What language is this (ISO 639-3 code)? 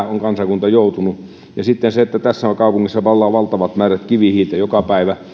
fin